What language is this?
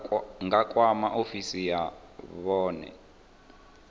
Venda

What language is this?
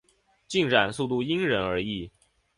Chinese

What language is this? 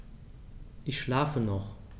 German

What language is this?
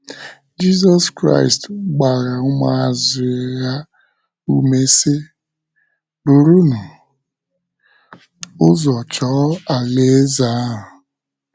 Igbo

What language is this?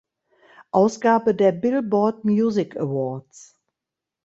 German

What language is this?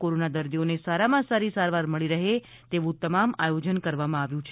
Gujarati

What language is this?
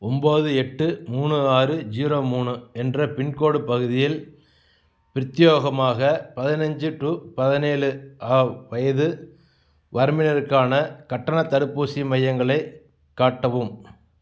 Tamil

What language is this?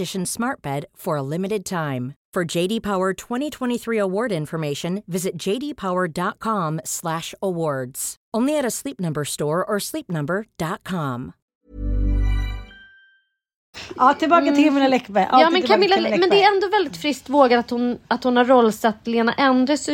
Swedish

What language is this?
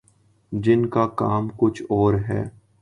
Urdu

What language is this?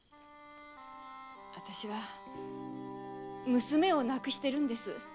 Japanese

